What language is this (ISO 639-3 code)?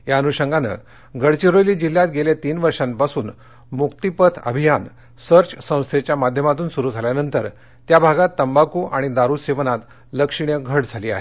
mar